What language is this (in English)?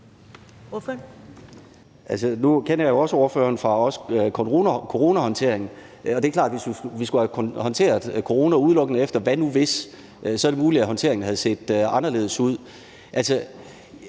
Danish